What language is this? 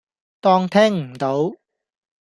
Cantonese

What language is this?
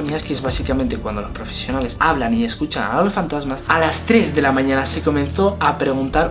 Spanish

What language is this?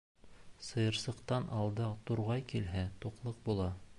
Bashkir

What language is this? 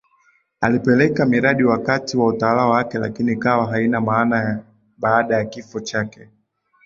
Swahili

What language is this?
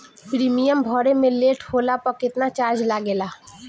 Bhojpuri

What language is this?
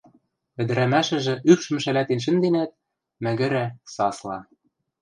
Western Mari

